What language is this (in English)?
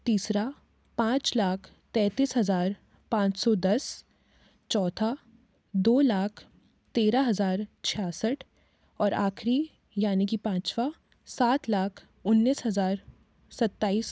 Hindi